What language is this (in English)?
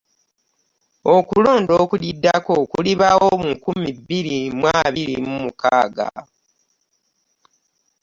Ganda